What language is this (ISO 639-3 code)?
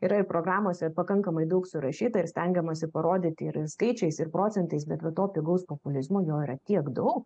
lit